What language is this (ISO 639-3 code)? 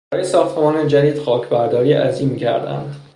fas